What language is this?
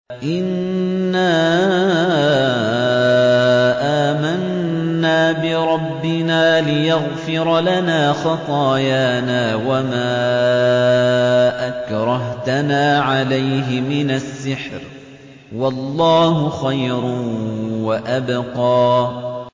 Arabic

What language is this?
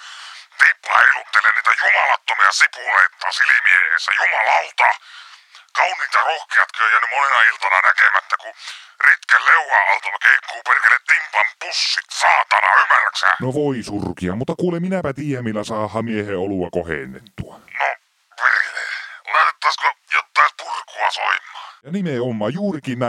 Finnish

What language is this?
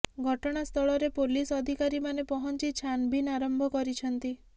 Odia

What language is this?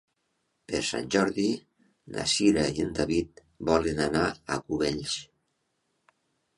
Catalan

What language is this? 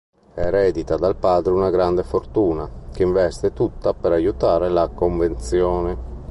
Italian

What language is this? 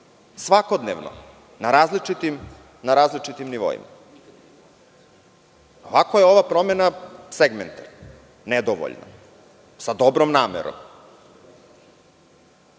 Serbian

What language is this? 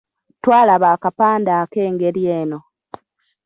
Ganda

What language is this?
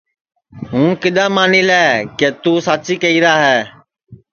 Sansi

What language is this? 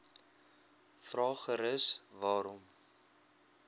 Afrikaans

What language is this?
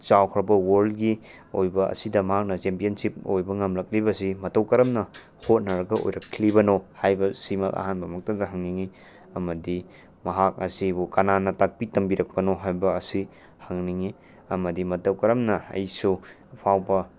Manipuri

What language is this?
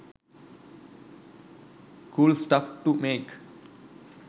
Sinhala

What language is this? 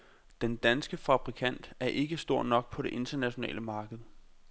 Danish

